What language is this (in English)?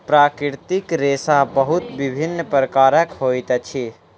Maithili